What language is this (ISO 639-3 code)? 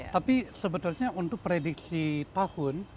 ind